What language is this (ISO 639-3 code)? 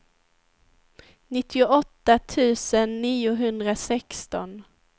swe